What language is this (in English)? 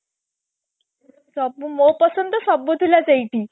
Odia